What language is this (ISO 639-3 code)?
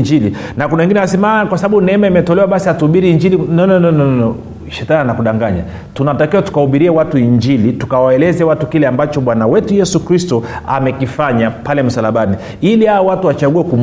swa